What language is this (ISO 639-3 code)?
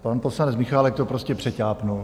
ces